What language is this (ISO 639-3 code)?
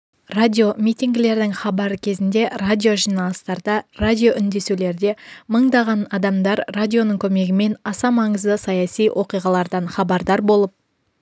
kaz